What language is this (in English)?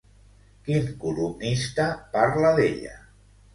Catalan